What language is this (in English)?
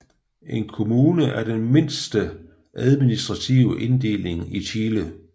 Danish